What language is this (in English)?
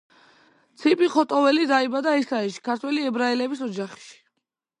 Georgian